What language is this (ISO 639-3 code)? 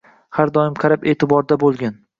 uzb